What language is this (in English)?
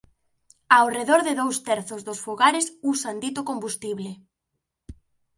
Galician